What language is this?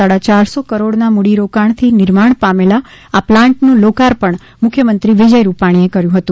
Gujarati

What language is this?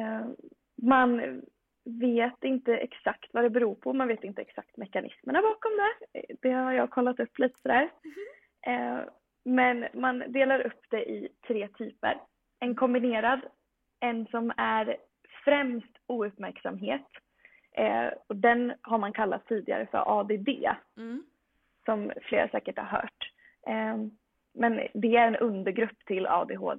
Swedish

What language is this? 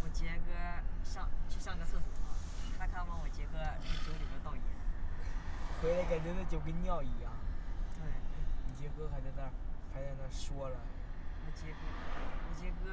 Chinese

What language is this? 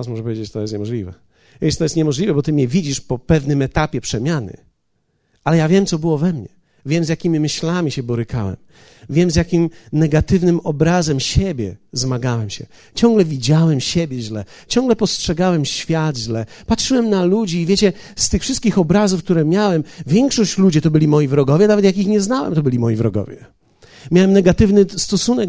Polish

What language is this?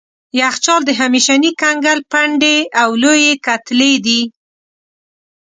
Pashto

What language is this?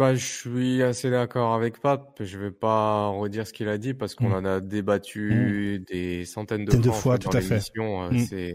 French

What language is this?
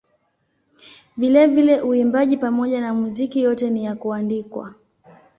Swahili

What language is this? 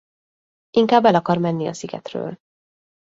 Hungarian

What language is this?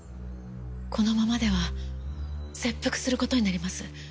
Japanese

